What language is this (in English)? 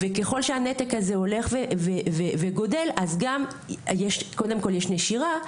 Hebrew